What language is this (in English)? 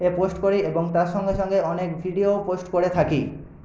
Bangla